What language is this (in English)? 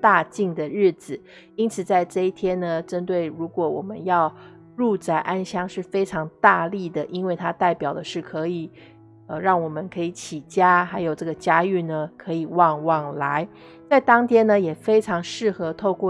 Chinese